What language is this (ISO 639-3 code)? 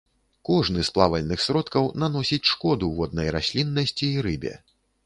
bel